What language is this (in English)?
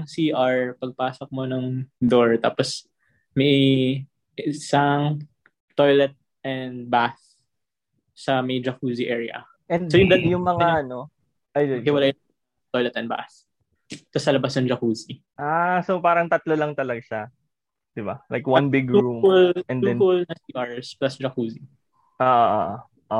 Filipino